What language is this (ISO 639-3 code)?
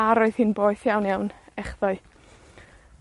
cym